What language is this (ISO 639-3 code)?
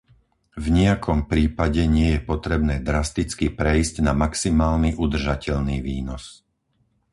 slk